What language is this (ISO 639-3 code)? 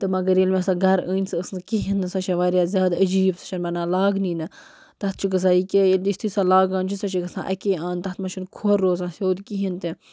kas